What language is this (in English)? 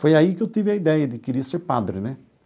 Portuguese